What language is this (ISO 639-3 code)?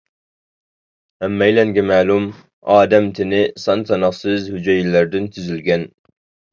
uig